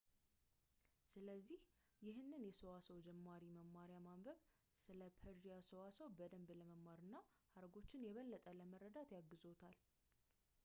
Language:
Amharic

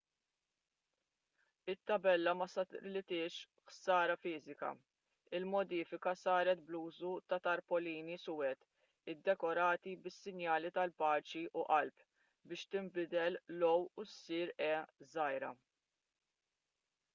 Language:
Maltese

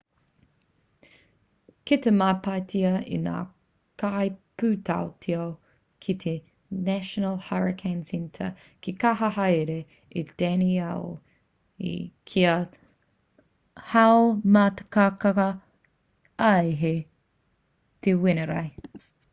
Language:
Māori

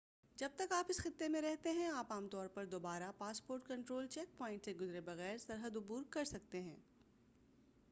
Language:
Urdu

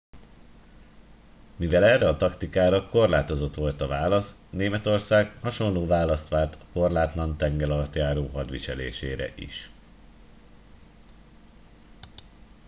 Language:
Hungarian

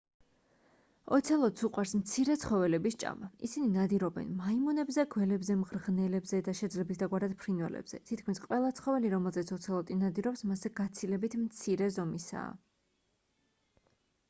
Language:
Georgian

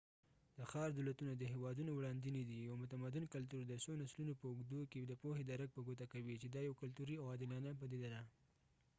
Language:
Pashto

